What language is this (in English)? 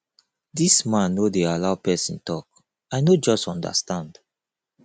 Nigerian Pidgin